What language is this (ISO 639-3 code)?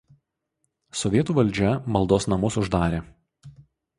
lit